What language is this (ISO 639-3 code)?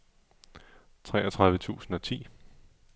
dan